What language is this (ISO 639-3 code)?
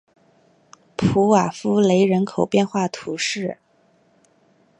zho